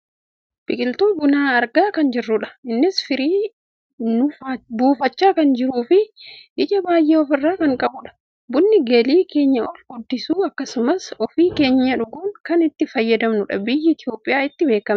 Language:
Oromo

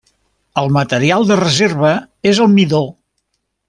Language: Catalan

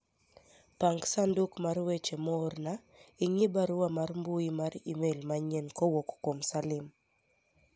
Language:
Luo (Kenya and Tanzania)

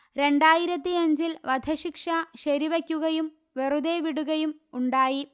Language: Malayalam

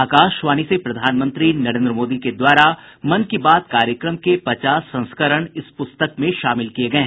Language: Hindi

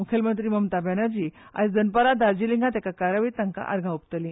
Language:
Konkani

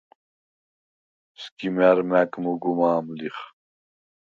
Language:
Svan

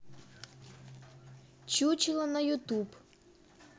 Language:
Russian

